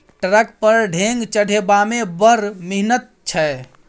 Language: Maithili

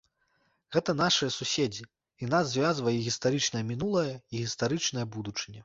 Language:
Belarusian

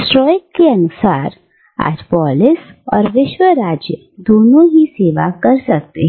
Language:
Hindi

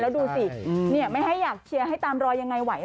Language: Thai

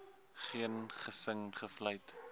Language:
Afrikaans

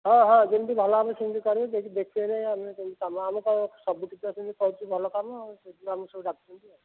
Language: Odia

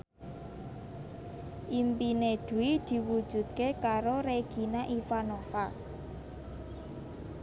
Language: Javanese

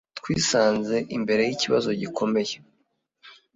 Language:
Kinyarwanda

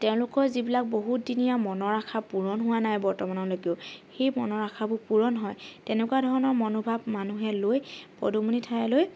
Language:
Assamese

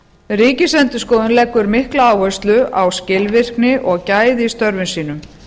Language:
Icelandic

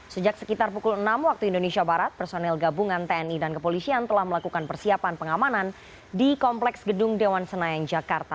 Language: Indonesian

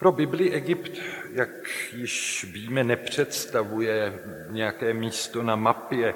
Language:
Czech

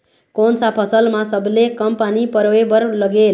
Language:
Chhattisgarhi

